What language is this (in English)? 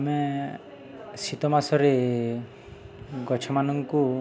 Odia